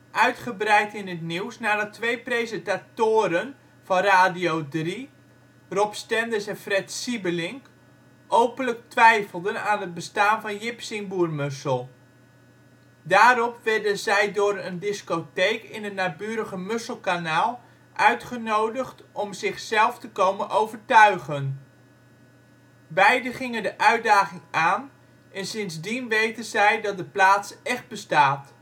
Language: Dutch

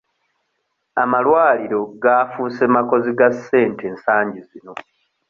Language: Ganda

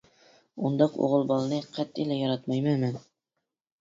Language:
Uyghur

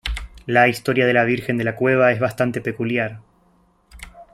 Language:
Spanish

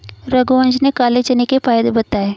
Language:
Hindi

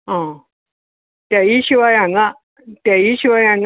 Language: Konkani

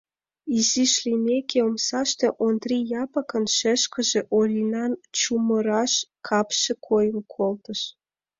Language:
Mari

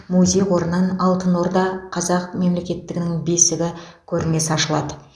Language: Kazakh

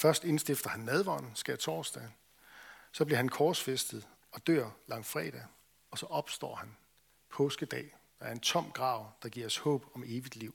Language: Danish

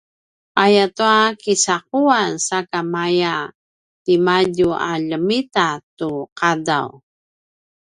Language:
Paiwan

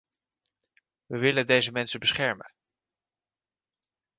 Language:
Dutch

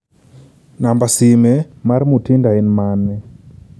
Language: Luo (Kenya and Tanzania)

